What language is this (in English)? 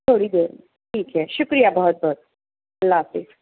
Urdu